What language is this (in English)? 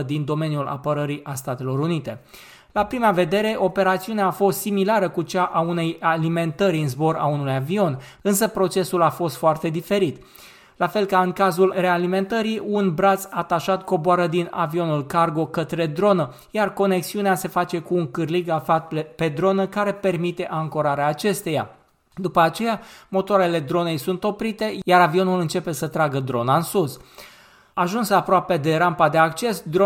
Romanian